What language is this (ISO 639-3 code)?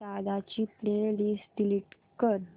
mar